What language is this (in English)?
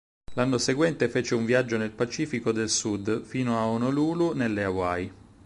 Italian